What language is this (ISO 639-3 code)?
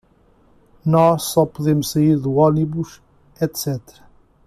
por